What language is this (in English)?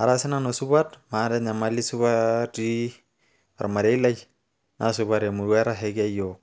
Masai